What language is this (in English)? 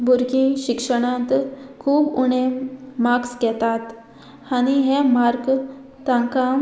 Konkani